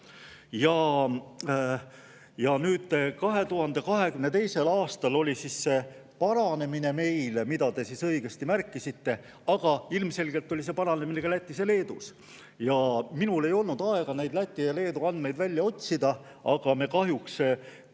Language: Estonian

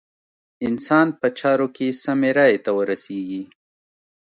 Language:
Pashto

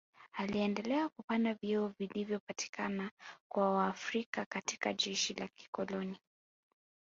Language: Swahili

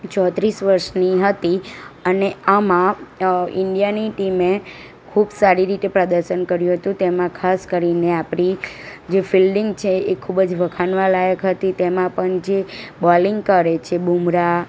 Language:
Gujarati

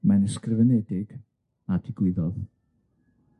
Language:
Welsh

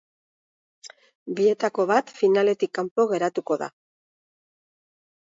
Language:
Basque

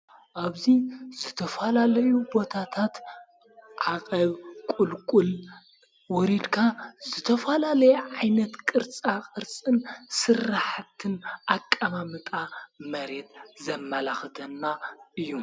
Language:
Tigrinya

